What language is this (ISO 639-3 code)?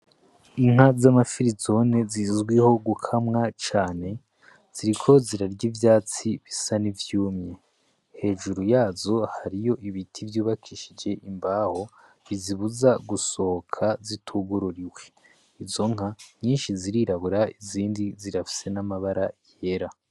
run